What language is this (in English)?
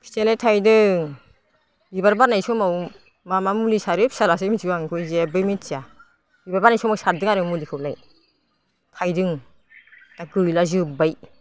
Bodo